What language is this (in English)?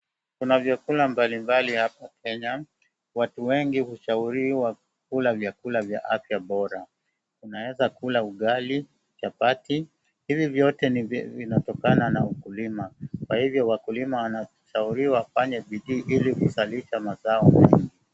Swahili